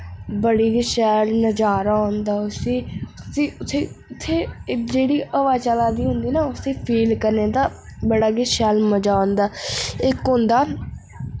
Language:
Dogri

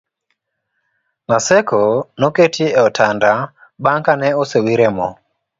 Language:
Luo (Kenya and Tanzania)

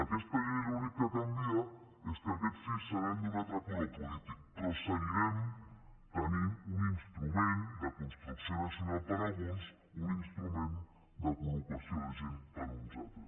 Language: Catalan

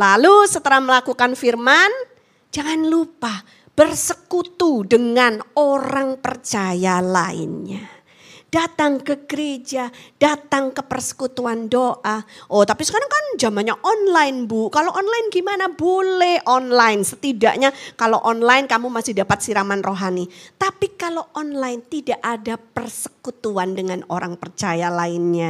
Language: Indonesian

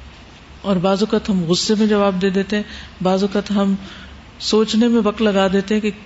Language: Urdu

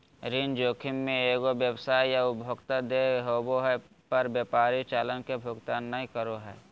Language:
Magahi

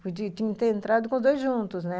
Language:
Portuguese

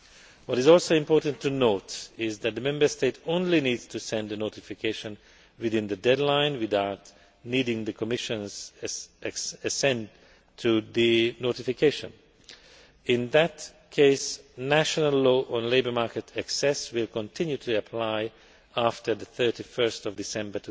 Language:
English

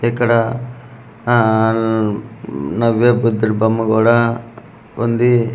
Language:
Telugu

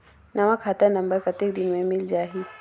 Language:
Chhattisgarhi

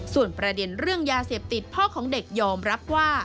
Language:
Thai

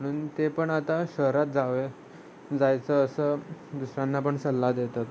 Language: Marathi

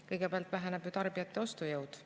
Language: Estonian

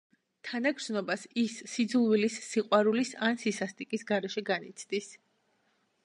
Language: Georgian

